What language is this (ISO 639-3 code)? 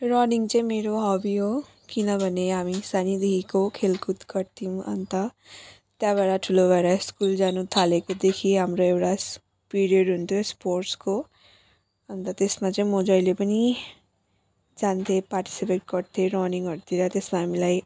nep